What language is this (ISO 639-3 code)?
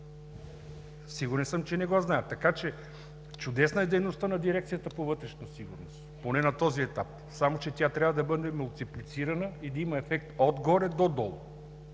bul